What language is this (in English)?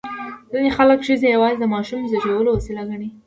Pashto